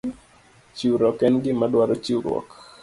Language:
Luo (Kenya and Tanzania)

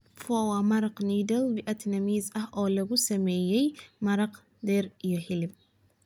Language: Somali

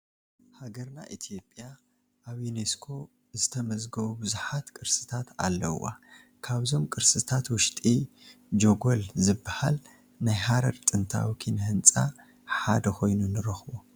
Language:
Tigrinya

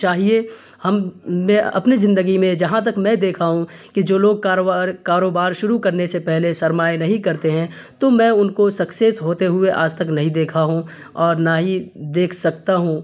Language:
Urdu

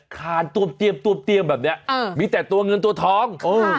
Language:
Thai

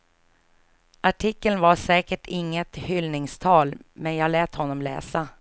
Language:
Swedish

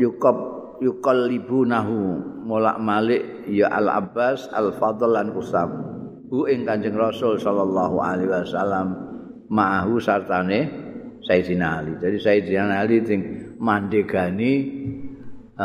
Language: Indonesian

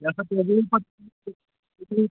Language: Kashmiri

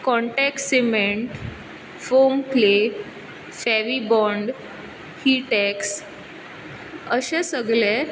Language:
Konkani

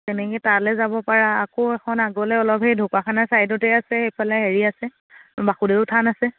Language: Assamese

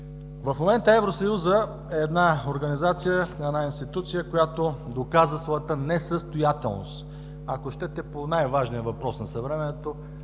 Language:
Bulgarian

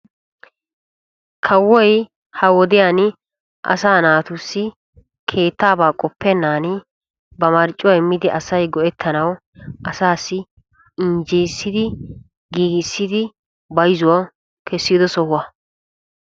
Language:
Wolaytta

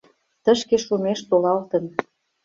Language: Mari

